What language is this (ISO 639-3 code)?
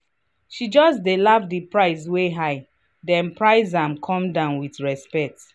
pcm